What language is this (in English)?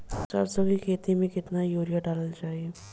Bhojpuri